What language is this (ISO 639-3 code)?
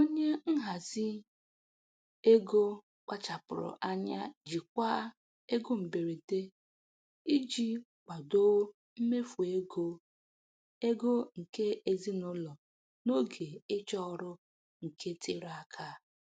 ibo